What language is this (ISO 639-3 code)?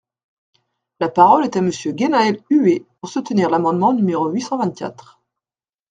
fra